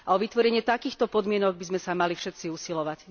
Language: Slovak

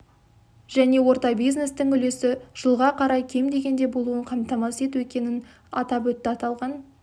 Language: Kazakh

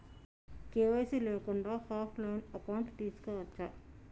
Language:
Telugu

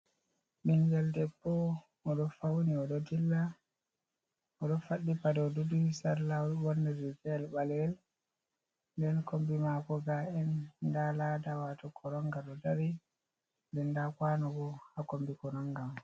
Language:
Fula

